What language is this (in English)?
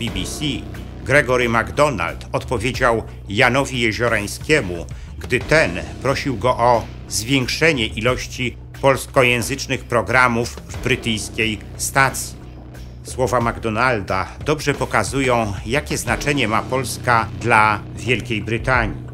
Polish